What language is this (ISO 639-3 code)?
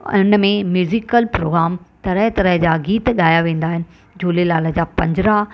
snd